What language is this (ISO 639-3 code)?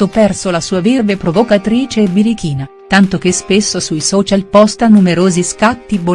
ita